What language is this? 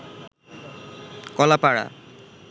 Bangla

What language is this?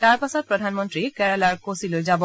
Assamese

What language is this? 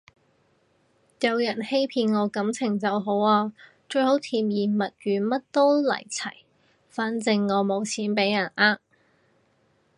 Cantonese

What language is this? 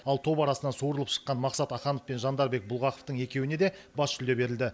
Kazakh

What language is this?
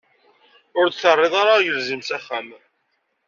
Kabyle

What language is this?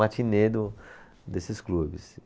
Portuguese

